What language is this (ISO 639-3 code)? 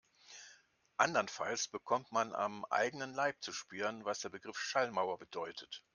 deu